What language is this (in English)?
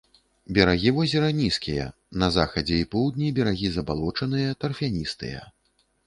Belarusian